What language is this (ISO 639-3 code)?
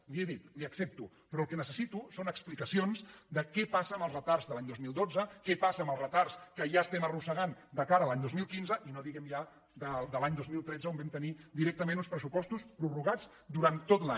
cat